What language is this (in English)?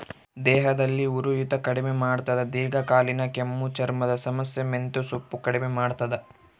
Kannada